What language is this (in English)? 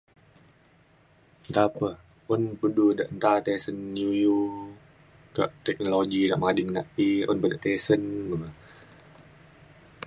Mainstream Kenyah